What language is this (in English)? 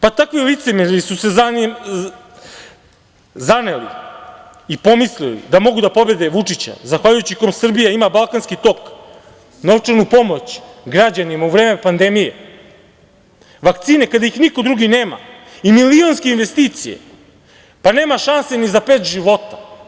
Serbian